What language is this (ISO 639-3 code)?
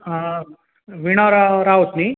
kok